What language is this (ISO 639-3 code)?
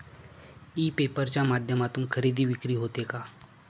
mar